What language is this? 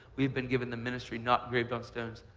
English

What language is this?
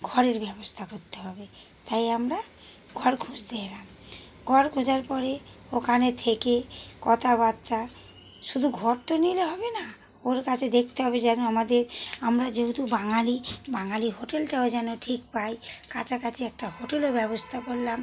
Bangla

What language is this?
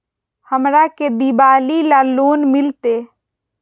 Magahi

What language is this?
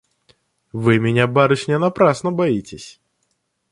Russian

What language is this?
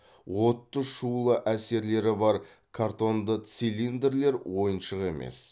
Kazakh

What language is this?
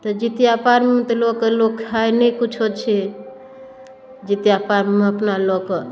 Maithili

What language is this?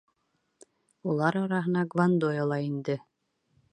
Bashkir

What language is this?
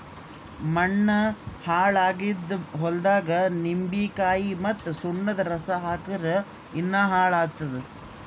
Kannada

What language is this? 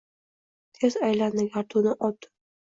Uzbek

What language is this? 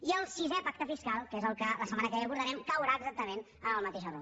Catalan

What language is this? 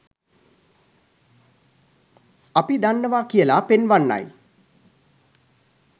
Sinhala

